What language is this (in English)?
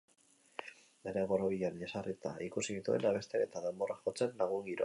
Basque